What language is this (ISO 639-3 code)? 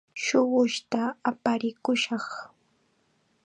qxa